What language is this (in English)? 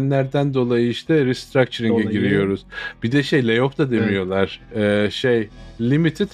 Turkish